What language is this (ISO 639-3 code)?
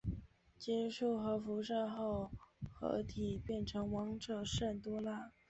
zho